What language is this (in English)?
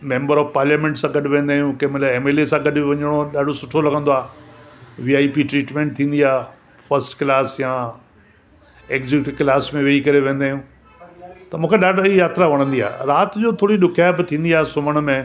Sindhi